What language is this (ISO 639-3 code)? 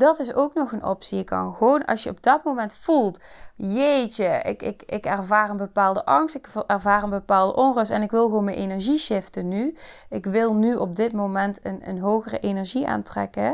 nld